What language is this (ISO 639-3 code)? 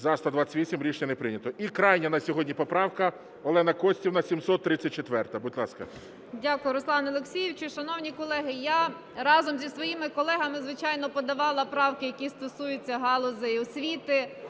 ukr